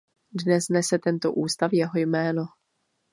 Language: Czech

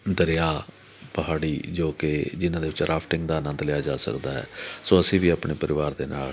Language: Punjabi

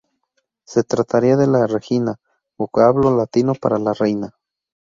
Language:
Spanish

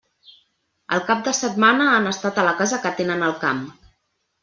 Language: Catalan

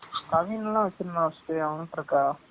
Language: Tamil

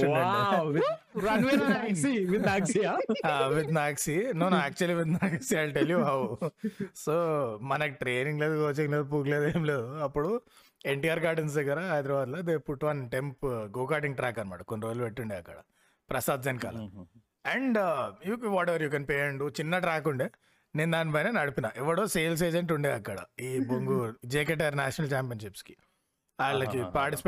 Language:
Telugu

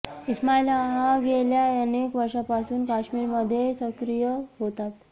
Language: Marathi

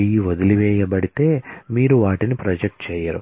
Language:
Telugu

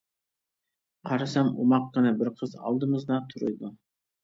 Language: Uyghur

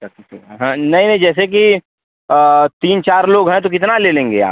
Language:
Hindi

